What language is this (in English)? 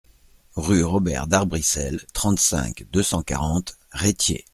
French